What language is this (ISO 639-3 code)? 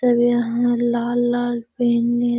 mag